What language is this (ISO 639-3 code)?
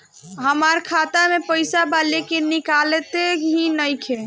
bho